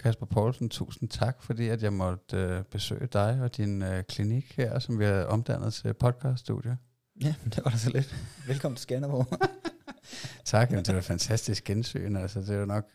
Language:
Danish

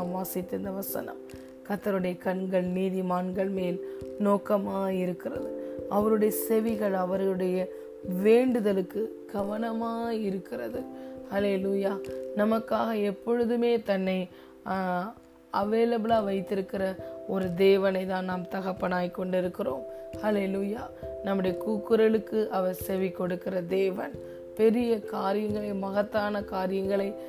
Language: Tamil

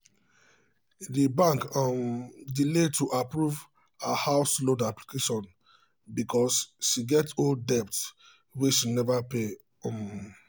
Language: Nigerian Pidgin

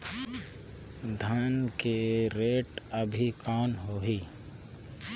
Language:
Chhattisgarhi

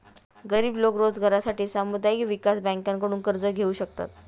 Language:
Marathi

